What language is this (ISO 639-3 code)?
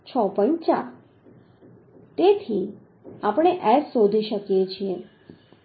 guj